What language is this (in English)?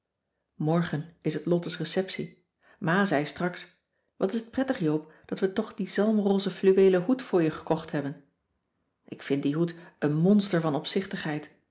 Dutch